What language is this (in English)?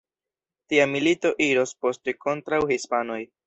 Esperanto